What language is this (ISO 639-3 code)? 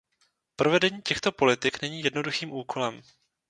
ces